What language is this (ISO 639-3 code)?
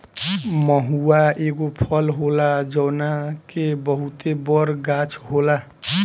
bho